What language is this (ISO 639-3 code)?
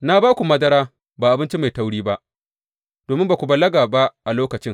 hau